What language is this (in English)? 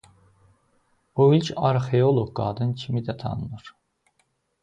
Azerbaijani